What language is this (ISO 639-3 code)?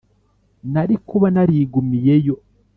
kin